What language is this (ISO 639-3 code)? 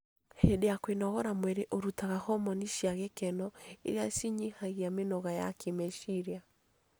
kik